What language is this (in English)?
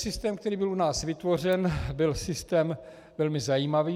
Czech